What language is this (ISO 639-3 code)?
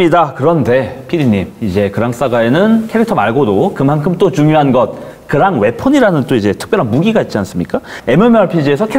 kor